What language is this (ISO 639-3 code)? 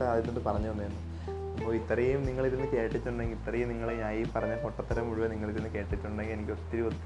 mal